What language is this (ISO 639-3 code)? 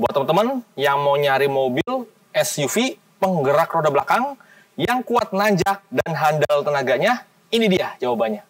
ind